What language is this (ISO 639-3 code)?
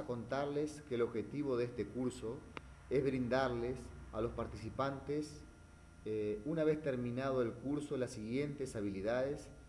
spa